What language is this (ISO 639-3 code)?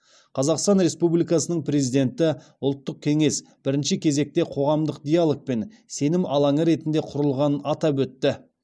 kaz